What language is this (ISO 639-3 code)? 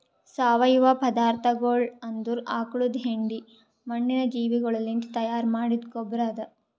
kan